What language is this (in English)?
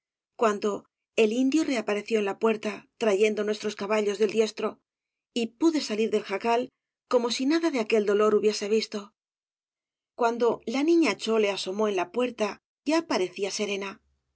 Spanish